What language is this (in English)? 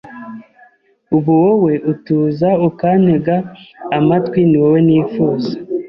Kinyarwanda